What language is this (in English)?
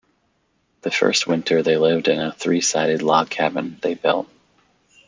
English